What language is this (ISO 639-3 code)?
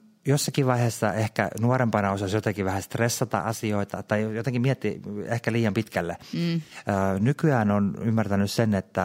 fin